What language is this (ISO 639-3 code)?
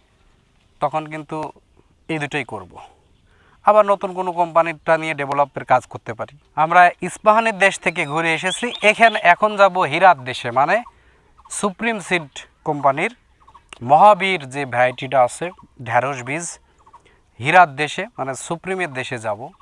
ben